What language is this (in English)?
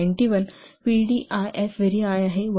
Marathi